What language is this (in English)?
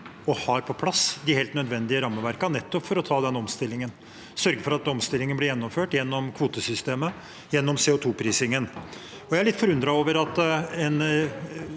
Norwegian